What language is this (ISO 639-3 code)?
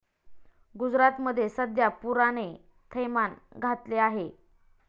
mar